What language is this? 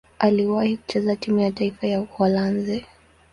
Swahili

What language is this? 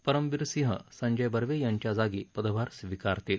Marathi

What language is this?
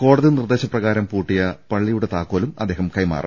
Malayalam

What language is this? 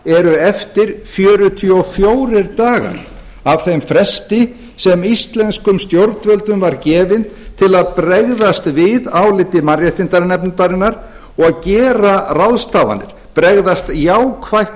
Icelandic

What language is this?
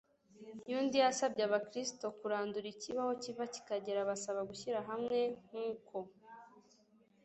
Kinyarwanda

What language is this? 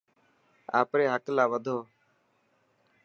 Dhatki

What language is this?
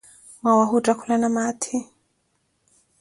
Koti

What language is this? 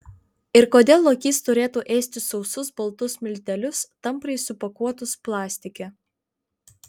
Lithuanian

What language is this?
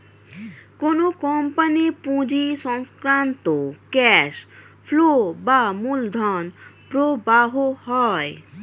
Bangla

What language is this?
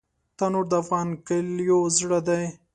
Pashto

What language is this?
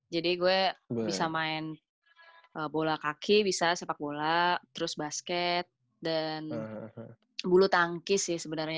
Indonesian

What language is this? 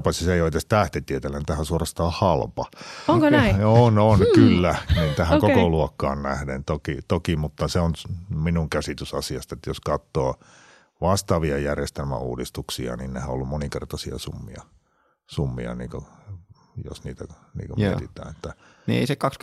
Finnish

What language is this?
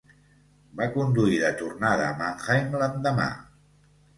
Catalan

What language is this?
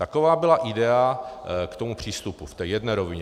Czech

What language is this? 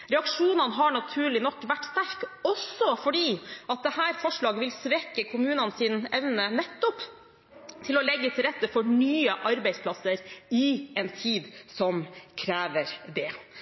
Norwegian Bokmål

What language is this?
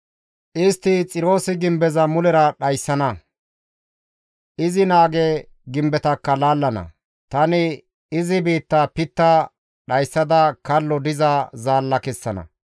Gamo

